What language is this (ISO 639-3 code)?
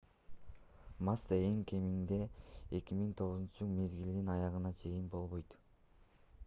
kir